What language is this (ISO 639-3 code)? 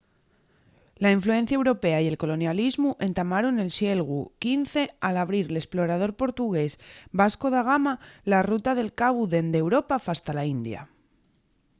ast